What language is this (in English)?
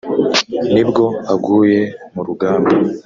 Kinyarwanda